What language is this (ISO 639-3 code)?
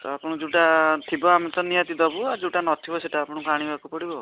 ori